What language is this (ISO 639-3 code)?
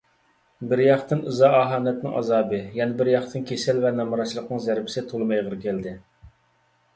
uig